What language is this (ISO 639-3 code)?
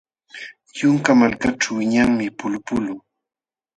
qxw